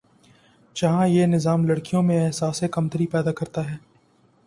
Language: Urdu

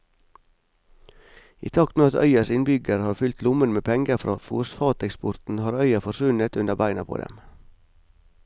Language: Norwegian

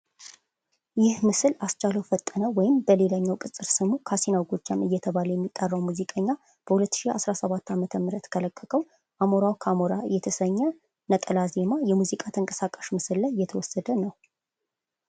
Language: Amharic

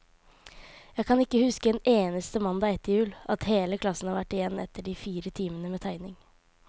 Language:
Norwegian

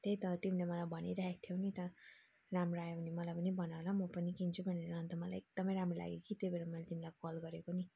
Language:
Nepali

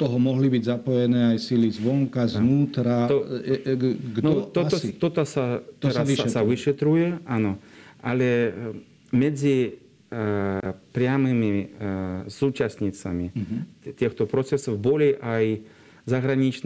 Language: Slovak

